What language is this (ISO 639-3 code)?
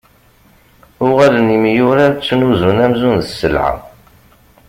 kab